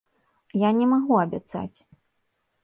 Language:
Belarusian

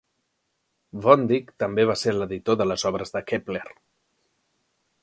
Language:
Catalan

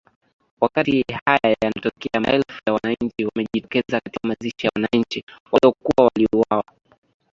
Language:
Swahili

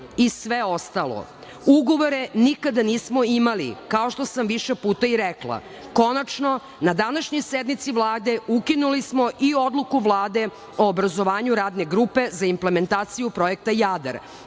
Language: Serbian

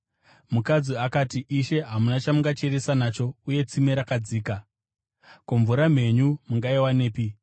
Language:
Shona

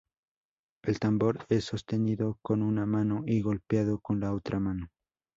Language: Spanish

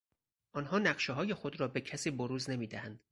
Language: Persian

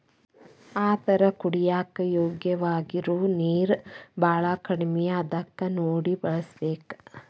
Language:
Kannada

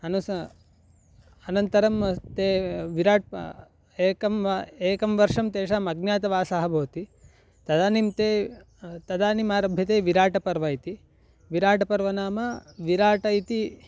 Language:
Sanskrit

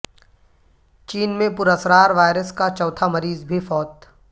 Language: Urdu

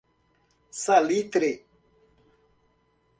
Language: Portuguese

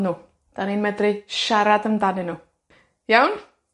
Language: Welsh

